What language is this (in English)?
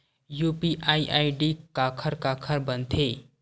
Chhattisgarhi